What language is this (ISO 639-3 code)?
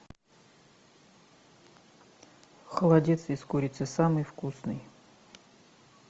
rus